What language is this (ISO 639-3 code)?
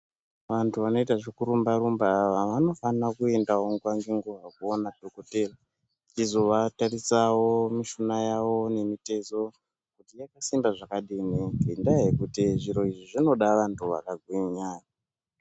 ndc